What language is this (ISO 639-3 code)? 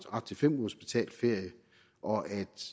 dan